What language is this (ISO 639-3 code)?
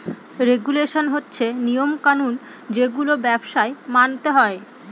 ben